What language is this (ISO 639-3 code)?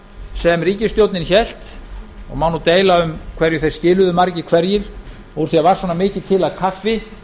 isl